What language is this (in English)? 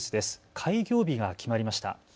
Japanese